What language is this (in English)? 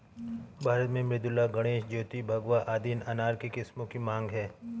Hindi